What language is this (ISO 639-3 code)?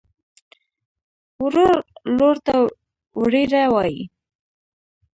pus